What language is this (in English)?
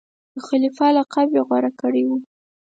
Pashto